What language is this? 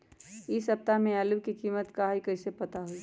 Magahi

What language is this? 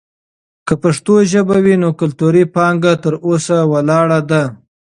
Pashto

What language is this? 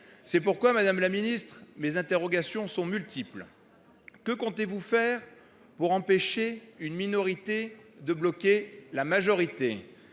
French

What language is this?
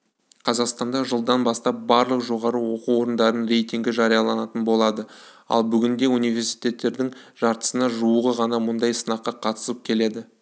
Kazakh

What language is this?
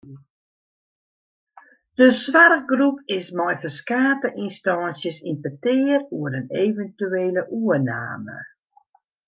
Western Frisian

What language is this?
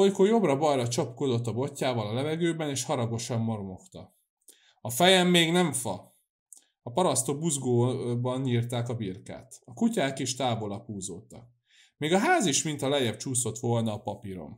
Hungarian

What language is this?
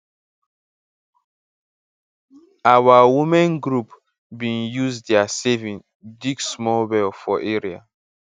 Nigerian Pidgin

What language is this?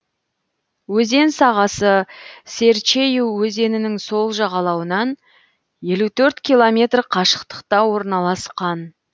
Kazakh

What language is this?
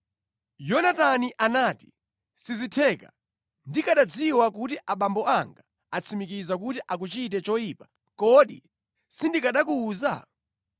Nyanja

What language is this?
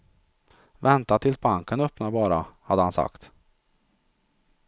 Swedish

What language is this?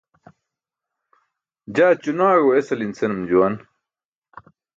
Burushaski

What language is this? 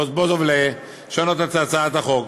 Hebrew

